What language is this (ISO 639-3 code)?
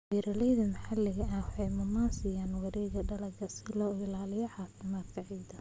som